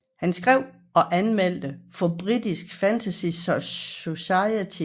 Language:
Danish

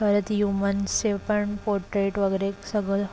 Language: Marathi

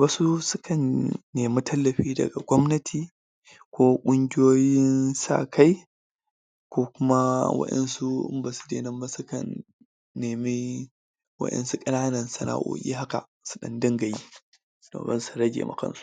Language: Hausa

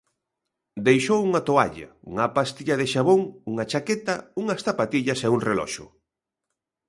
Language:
Galician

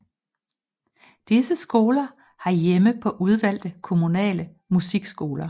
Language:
Danish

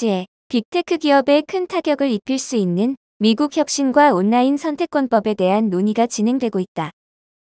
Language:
Korean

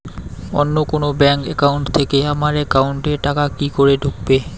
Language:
Bangla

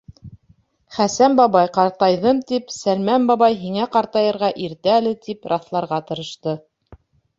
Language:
Bashkir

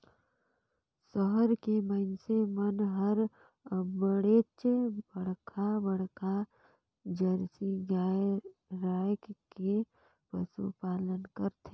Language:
Chhattisgarhi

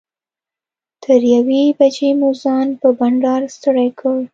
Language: Pashto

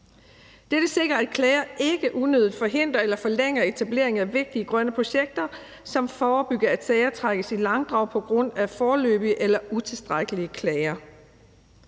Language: Danish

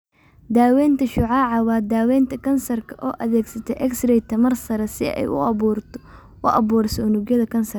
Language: Somali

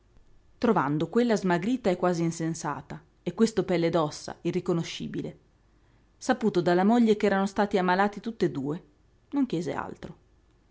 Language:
Italian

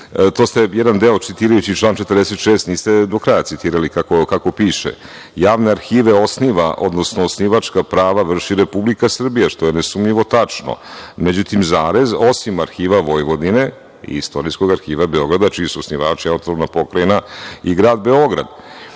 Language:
Serbian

